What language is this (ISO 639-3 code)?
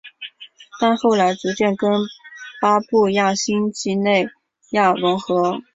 zho